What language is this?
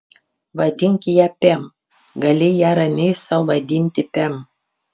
Lithuanian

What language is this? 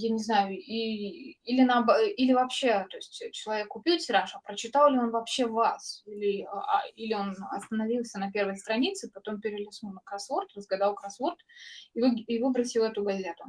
Russian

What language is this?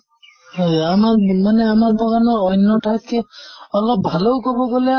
Assamese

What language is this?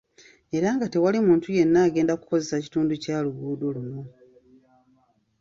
Ganda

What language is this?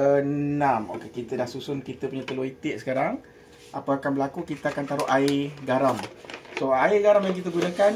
Malay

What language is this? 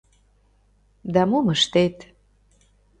Mari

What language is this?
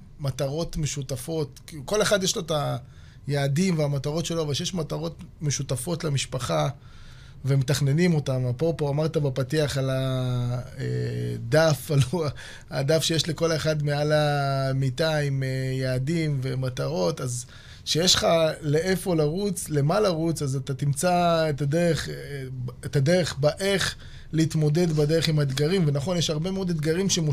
Hebrew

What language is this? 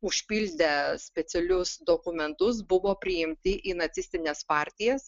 Lithuanian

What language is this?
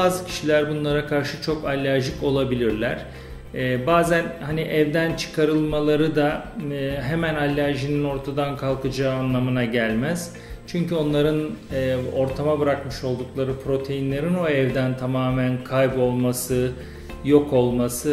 Turkish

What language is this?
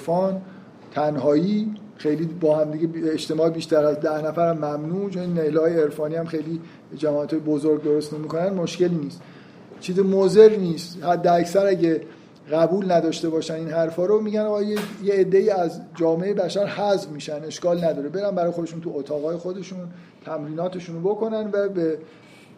Persian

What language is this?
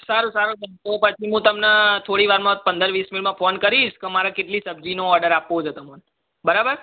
Gujarati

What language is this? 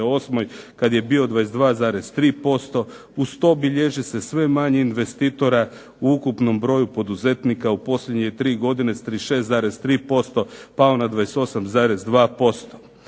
Croatian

